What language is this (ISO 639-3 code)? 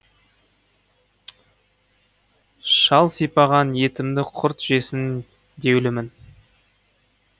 kaz